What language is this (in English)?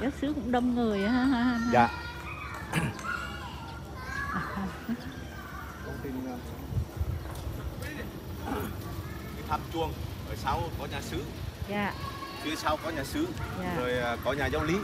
Vietnamese